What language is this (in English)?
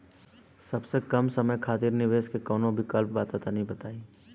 Bhojpuri